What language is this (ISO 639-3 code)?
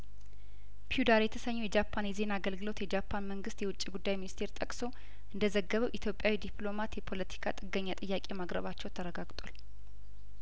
amh